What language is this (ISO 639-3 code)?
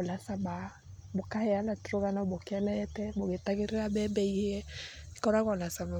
kik